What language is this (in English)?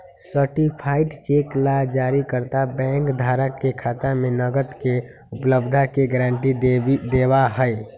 Magahi